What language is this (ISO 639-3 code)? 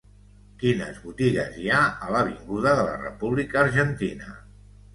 cat